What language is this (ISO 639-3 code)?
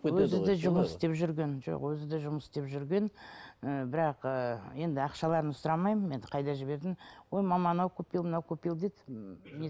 kaz